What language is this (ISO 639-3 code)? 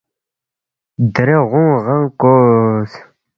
bft